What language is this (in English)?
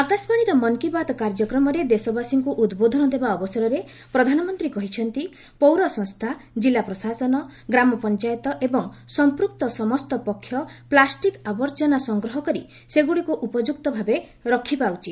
Odia